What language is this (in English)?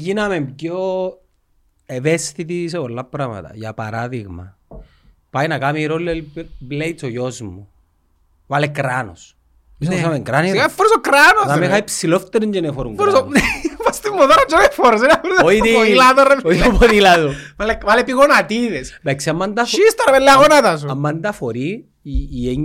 Greek